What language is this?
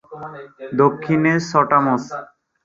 Bangla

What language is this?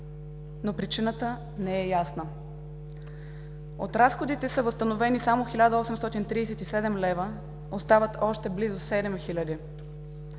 Bulgarian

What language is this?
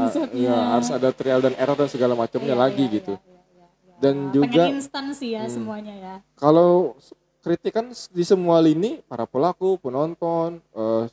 Indonesian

